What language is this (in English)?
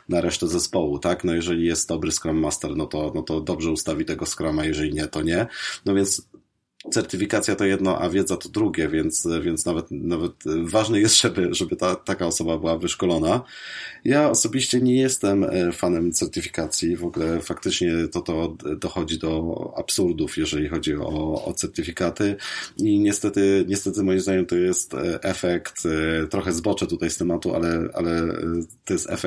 Polish